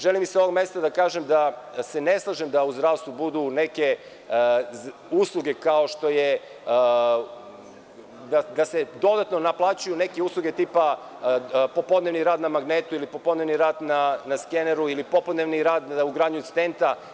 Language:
Serbian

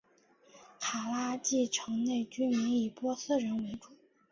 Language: Chinese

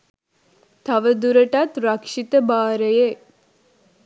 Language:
Sinhala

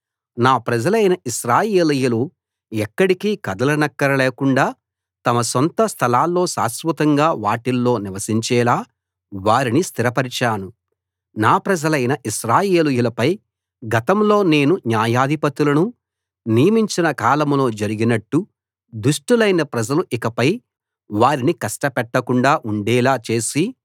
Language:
Telugu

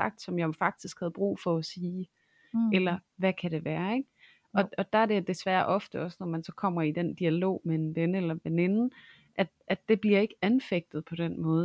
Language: Danish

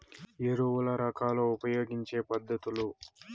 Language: Telugu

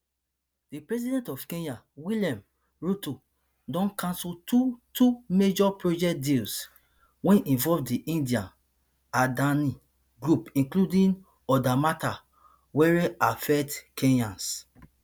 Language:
Nigerian Pidgin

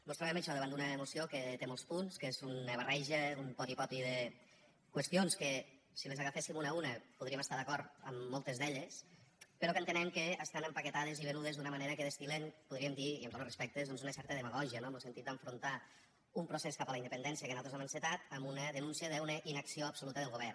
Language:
Catalan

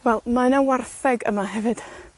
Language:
Welsh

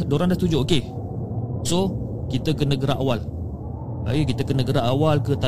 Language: Malay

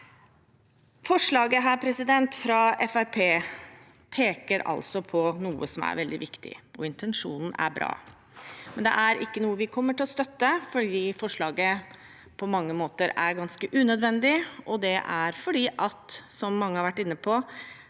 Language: Norwegian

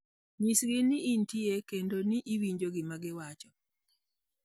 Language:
Luo (Kenya and Tanzania)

